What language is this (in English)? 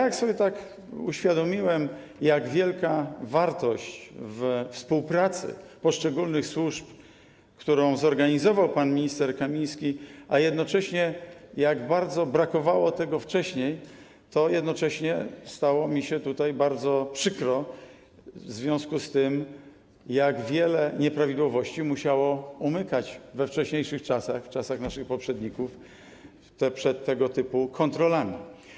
Polish